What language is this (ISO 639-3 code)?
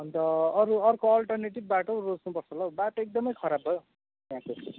nep